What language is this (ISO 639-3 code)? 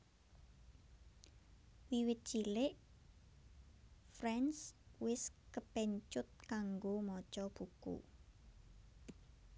jav